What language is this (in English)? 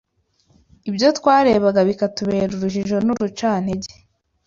Kinyarwanda